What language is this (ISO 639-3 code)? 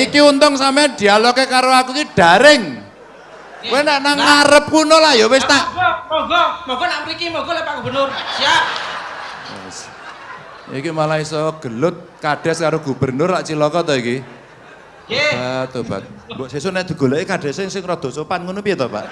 ind